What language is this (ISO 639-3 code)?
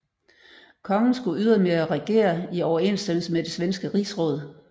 dan